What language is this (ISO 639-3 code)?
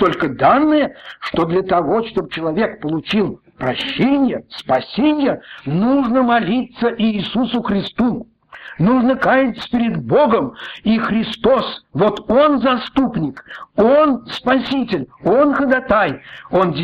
rus